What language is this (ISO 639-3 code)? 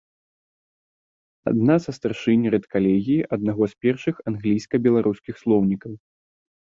bel